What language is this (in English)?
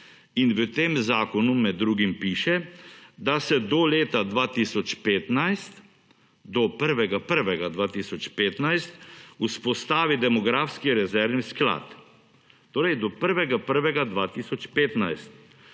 Slovenian